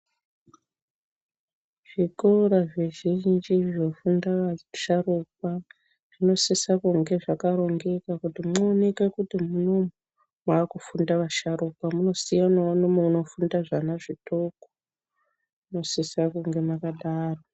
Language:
Ndau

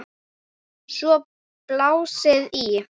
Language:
Icelandic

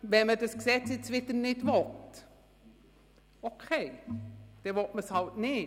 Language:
Swiss German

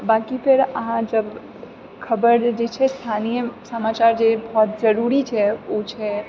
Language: Maithili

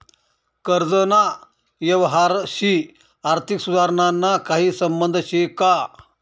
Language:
Marathi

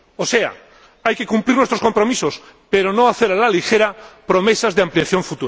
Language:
Spanish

